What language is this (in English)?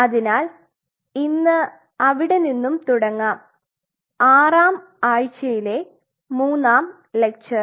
Malayalam